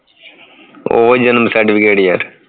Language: Punjabi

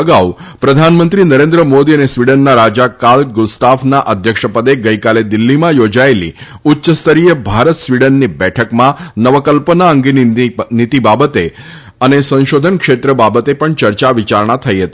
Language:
Gujarati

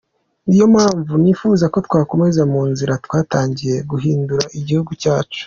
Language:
Kinyarwanda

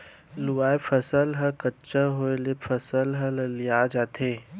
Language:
Chhattisgarhi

